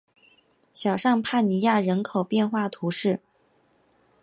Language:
Chinese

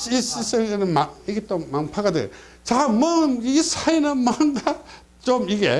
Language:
Korean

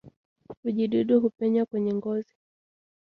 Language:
Swahili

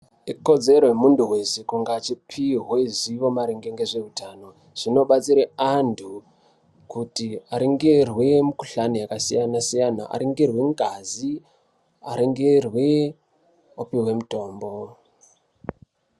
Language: Ndau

